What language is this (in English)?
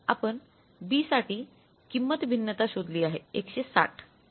Marathi